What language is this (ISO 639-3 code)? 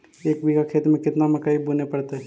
mag